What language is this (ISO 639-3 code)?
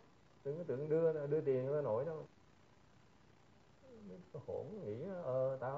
vie